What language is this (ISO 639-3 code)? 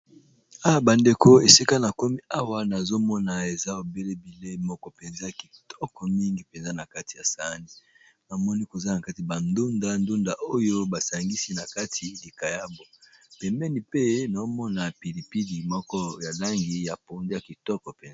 lin